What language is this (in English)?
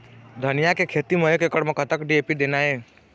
Chhattisgarhi